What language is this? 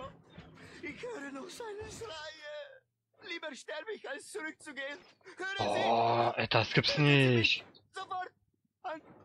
German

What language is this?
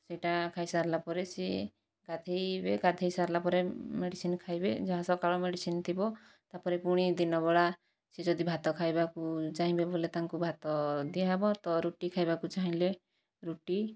Odia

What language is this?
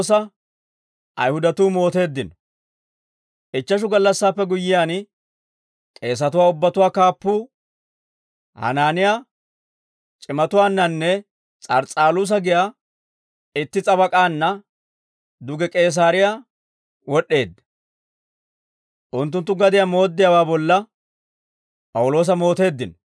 Dawro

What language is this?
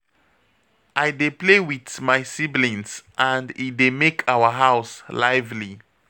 Nigerian Pidgin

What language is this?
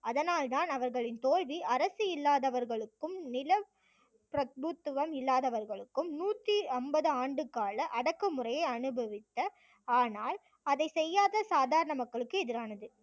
Tamil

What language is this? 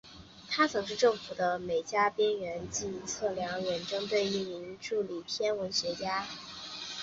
Chinese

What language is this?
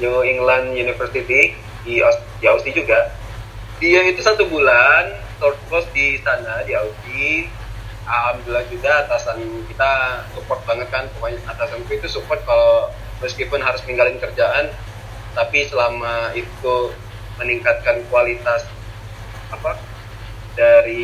Indonesian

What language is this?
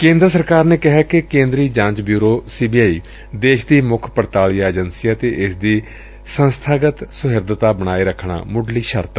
Punjabi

